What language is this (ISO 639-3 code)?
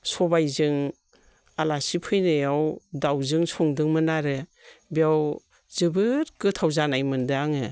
brx